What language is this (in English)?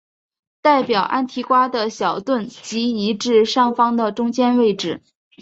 Chinese